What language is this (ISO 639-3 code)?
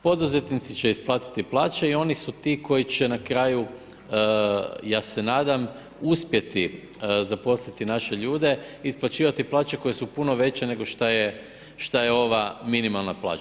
hrv